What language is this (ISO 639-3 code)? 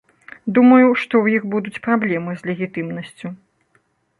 bel